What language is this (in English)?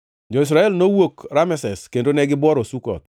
Luo (Kenya and Tanzania)